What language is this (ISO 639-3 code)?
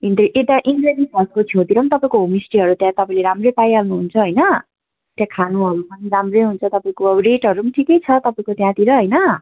nep